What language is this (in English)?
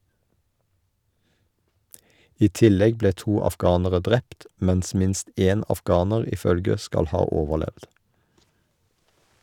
Norwegian